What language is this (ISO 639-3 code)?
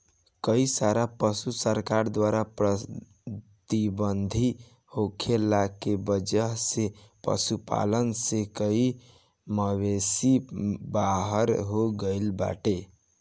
bho